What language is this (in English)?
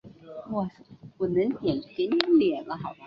Chinese